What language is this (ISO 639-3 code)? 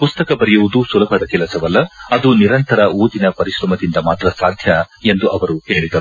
kan